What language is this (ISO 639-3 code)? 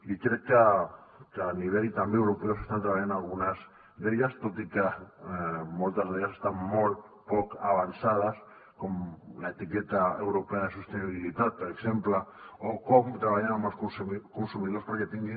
cat